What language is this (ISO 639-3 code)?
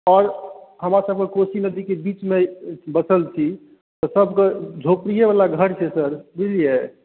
mai